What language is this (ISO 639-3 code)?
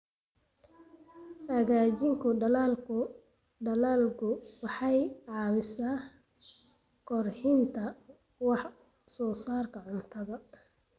som